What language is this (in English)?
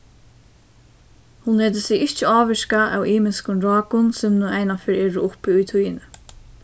Faroese